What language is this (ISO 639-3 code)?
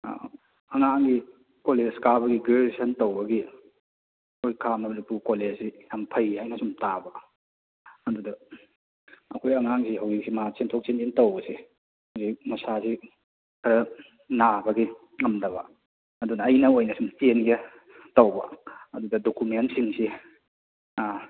mni